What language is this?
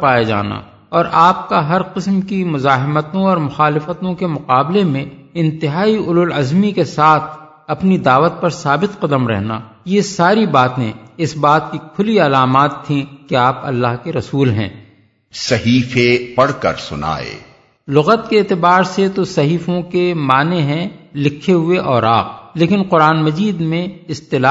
Urdu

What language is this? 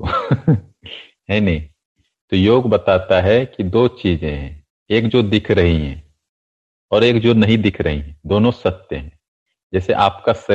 Hindi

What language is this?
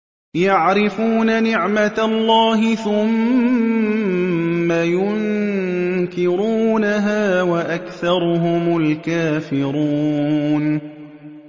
Arabic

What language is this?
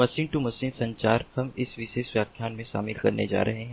Hindi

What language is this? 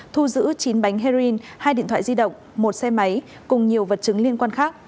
Vietnamese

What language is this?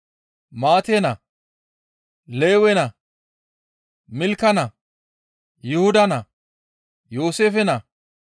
Gamo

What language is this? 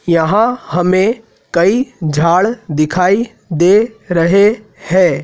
Hindi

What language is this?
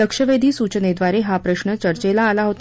Marathi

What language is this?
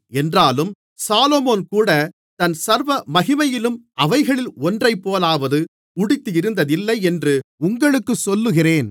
Tamil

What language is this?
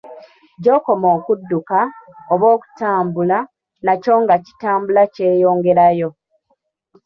Ganda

